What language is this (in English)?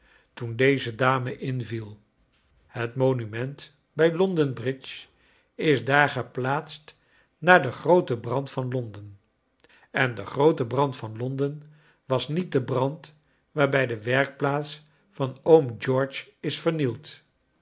Dutch